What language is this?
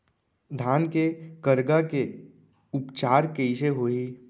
Chhattisgarhi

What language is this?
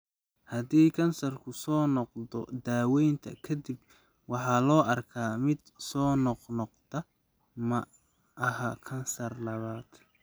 Somali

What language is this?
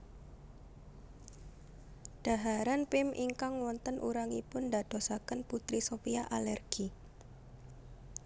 Javanese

